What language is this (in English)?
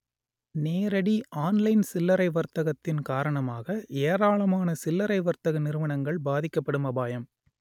Tamil